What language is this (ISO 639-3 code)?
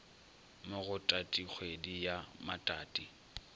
nso